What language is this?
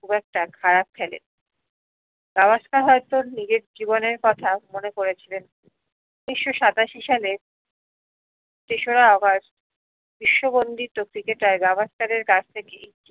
Bangla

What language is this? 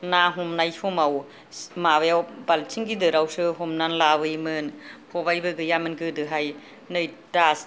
Bodo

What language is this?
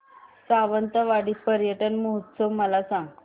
Marathi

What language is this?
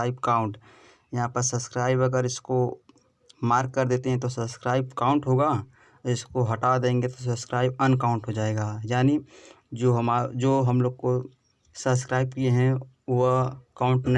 Hindi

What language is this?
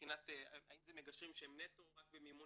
Hebrew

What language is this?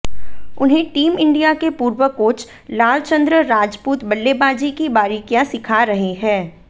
Hindi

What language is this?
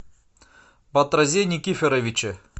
Russian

